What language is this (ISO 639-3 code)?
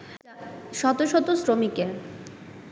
ben